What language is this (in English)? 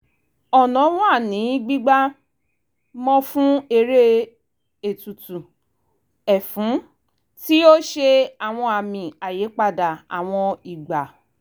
Yoruba